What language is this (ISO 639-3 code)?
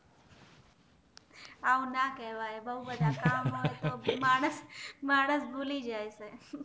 guj